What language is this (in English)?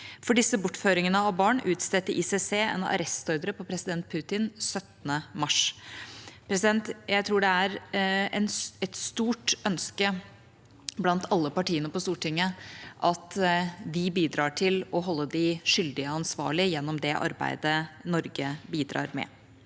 Norwegian